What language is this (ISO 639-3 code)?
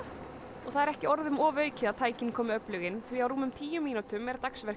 isl